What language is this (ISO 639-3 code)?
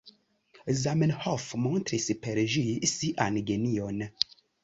epo